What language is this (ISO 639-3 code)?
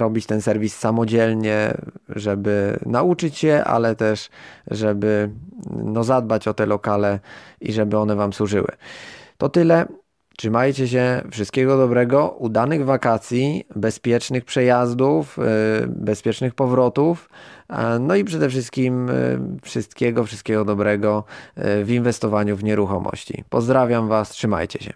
pol